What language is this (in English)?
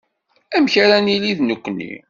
Kabyle